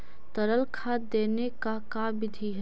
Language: Magahi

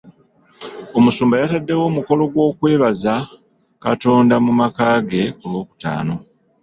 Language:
Ganda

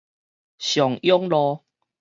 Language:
Min Nan Chinese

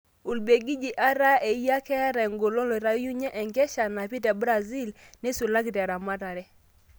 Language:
Masai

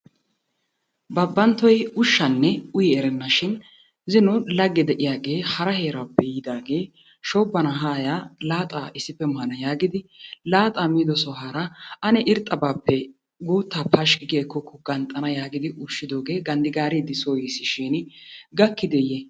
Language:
Wolaytta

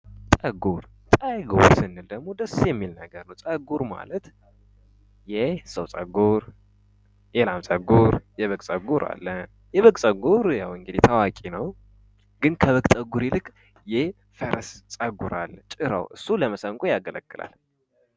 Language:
Amharic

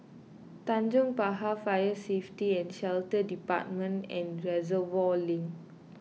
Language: English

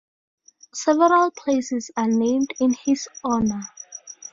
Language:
English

